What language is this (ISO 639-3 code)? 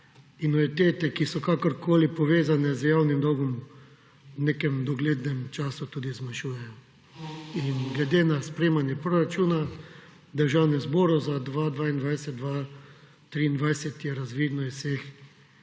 slv